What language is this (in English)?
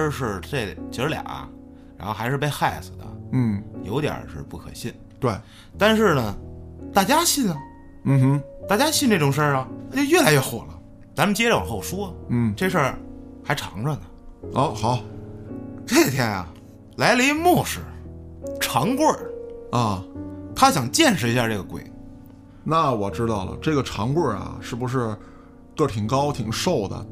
Chinese